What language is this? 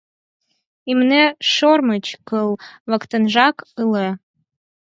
Mari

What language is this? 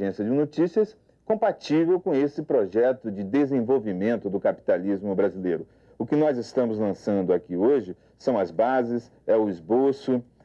Portuguese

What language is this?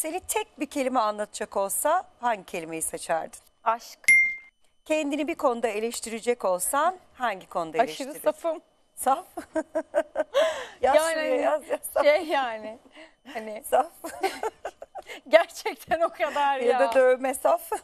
Turkish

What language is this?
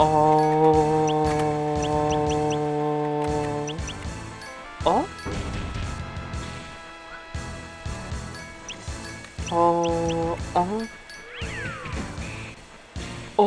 Korean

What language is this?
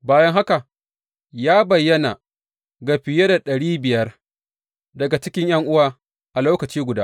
Hausa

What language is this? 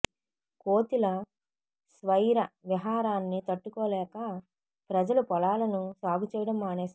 Telugu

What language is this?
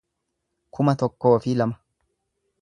Oromo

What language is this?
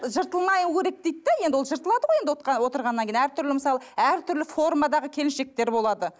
Kazakh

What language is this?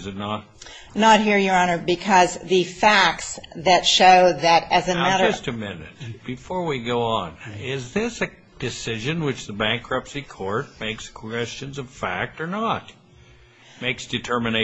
English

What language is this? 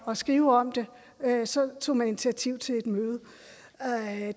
Danish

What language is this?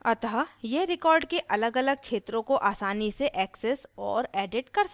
Hindi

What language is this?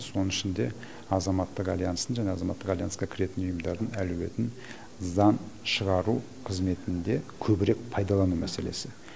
Kazakh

